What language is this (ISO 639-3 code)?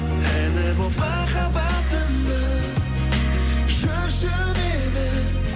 kaz